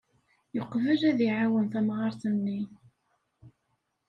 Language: Kabyle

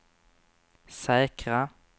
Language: Swedish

